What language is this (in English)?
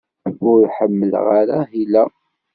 Kabyle